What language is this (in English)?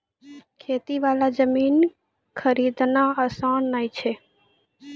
Maithili